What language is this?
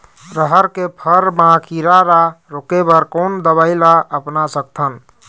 Chhattisgarhi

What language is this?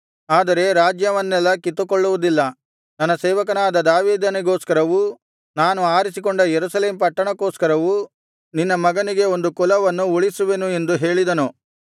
Kannada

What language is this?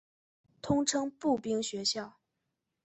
Chinese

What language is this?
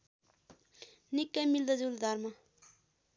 Nepali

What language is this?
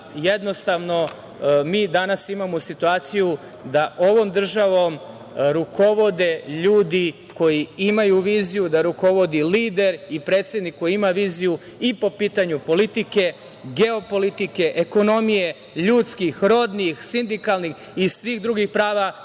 Serbian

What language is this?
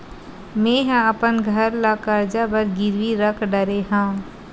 Chhattisgarhi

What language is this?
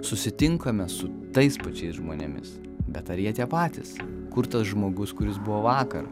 Lithuanian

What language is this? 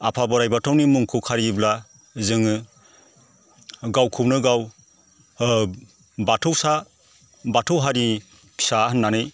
Bodo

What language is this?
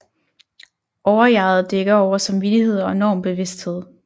Danish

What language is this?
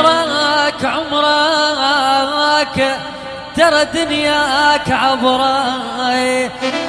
Arabic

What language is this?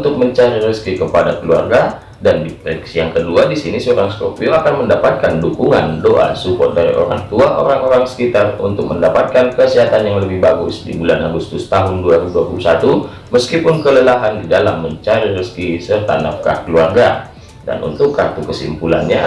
Indonesian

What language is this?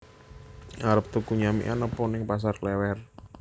Javanese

